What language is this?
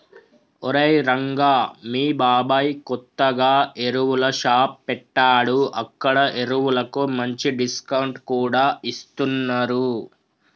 Telugu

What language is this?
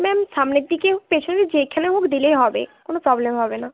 Bangla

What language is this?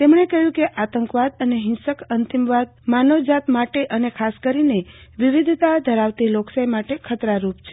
Gujarati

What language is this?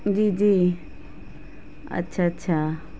Urdu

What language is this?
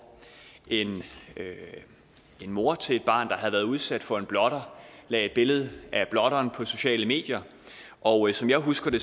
Danish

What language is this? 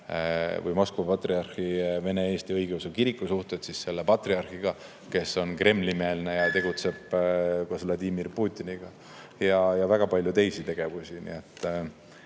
Estonian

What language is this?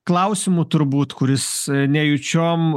Lithuanian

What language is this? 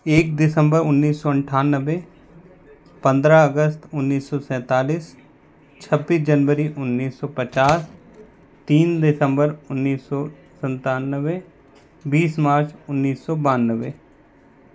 Hindi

